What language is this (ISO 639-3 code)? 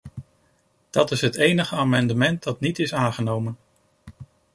nld